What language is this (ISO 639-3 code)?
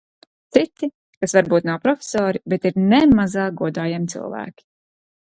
lav